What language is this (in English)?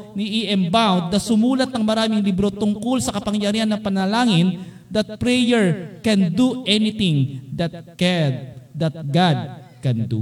Filipino